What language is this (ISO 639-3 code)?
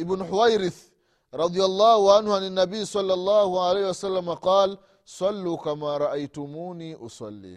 swa